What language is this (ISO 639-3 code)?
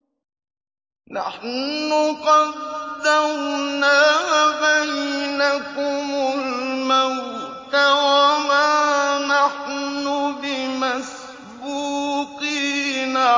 ara